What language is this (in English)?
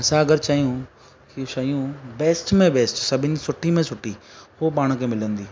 Sindhi